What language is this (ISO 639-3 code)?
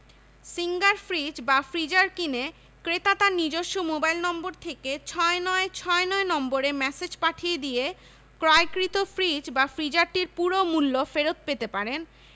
ben